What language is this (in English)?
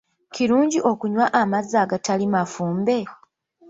Ganda